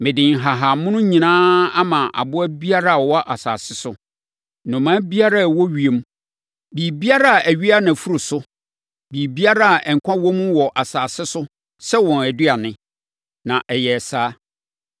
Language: Akan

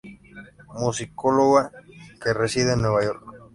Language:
Spanish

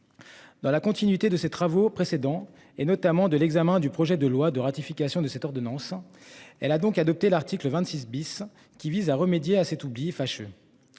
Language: French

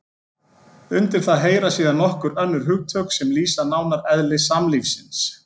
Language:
Icelandic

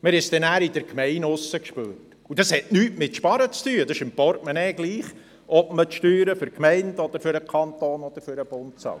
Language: Swiss German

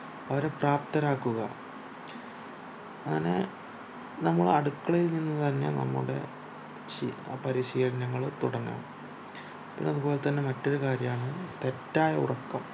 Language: Malayalam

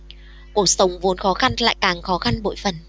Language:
Vietnamese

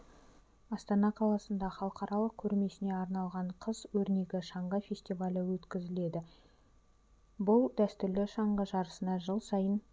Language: Kazakh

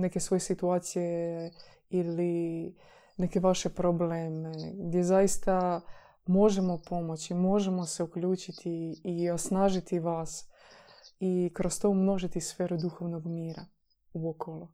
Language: Croatian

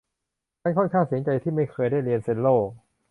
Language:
Thai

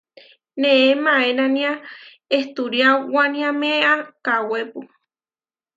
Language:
Huarijio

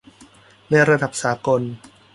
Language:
Thai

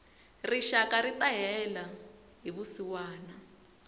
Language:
Tsonga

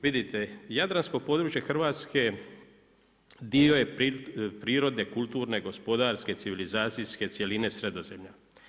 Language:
Croatian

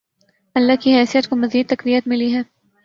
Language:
Urdu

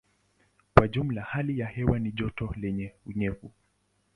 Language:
Swahili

